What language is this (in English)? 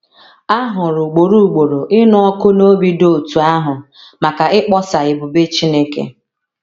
Igbo